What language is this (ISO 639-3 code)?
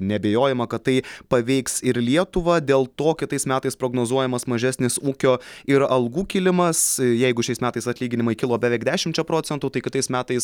lit